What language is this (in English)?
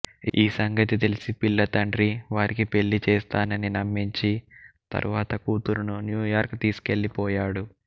Telugu